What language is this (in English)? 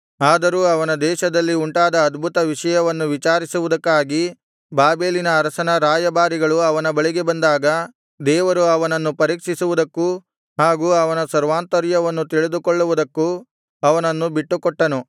Kannada